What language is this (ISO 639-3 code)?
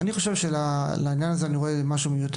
heb